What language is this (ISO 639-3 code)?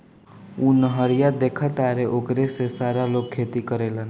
bho